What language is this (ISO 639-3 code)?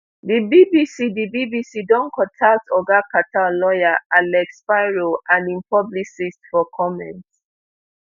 pcm